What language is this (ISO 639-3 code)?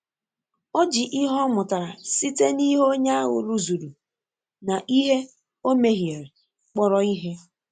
ibo